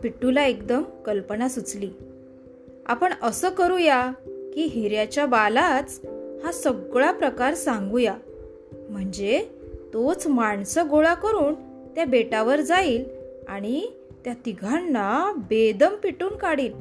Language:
Marathi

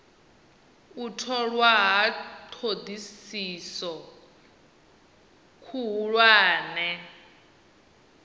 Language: Venda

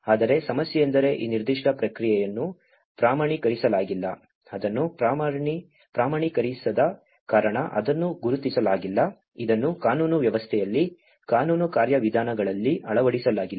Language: Kannada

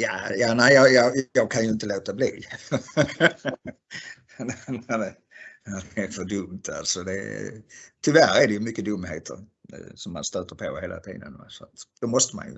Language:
Swedish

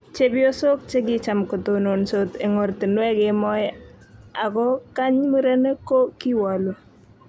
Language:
Kalenjin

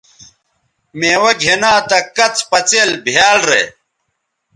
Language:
Bateri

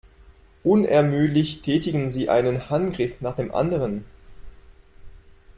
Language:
German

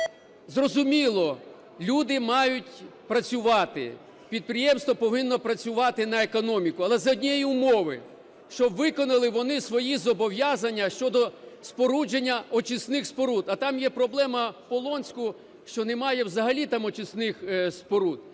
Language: Ukrainian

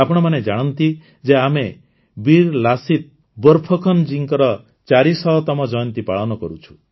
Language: Odia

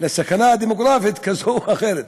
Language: Hebrew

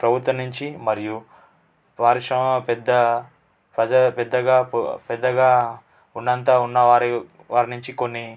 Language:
Telugu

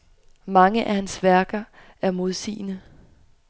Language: Danish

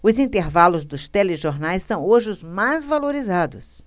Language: Portuguese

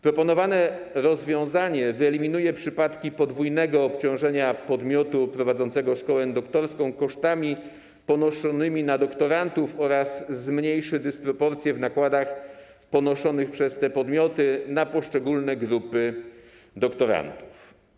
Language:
Polish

